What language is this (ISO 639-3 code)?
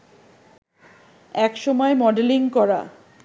ben